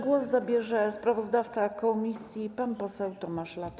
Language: Polish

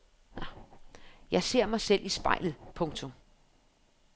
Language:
Danish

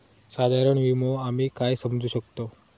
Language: Marathi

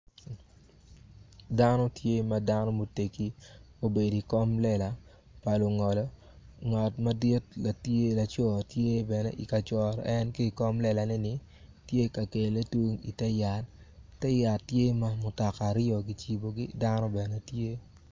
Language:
Acoli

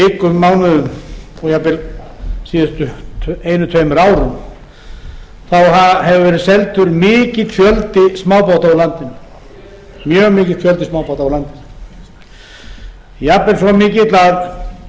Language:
Icelandic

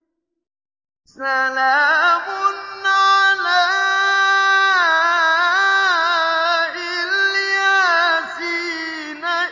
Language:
Arabic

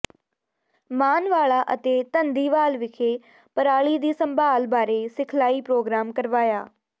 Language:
Punjabi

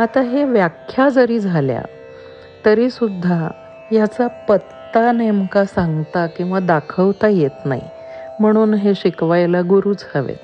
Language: Marathi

